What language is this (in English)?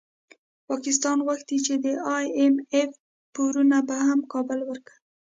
Pashto